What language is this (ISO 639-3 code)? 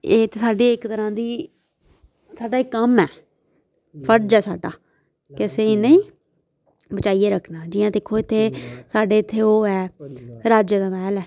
doi